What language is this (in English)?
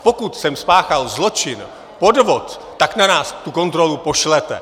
Czech